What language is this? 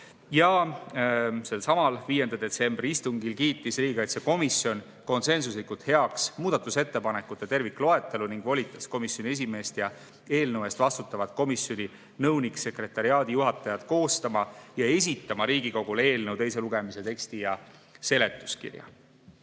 Estonian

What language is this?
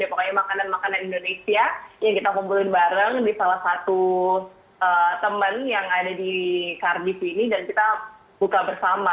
Indonesian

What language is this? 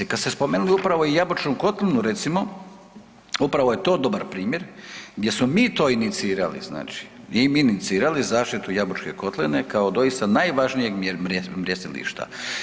Croatian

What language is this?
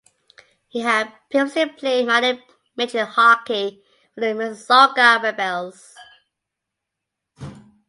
English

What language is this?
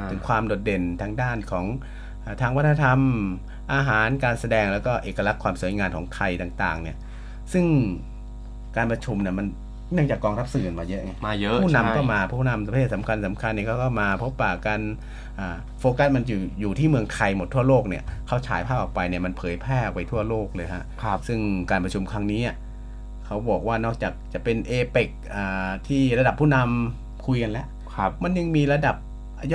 Thai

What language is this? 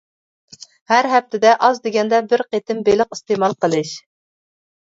Uyghur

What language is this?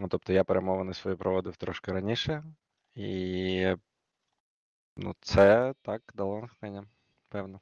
Ukrainian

